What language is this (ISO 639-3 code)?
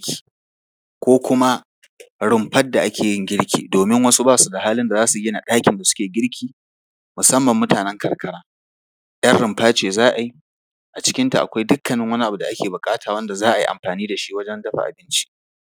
hau